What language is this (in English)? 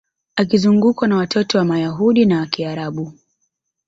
Swahili